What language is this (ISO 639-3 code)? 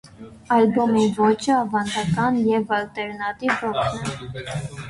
hye